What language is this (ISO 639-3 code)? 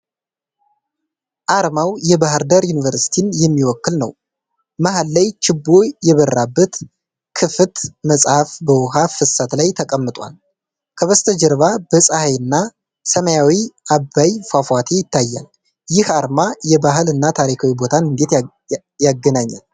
amh